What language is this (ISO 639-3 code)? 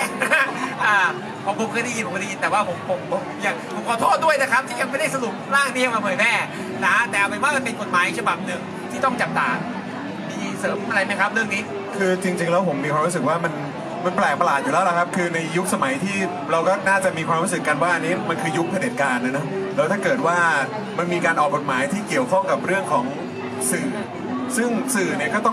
tha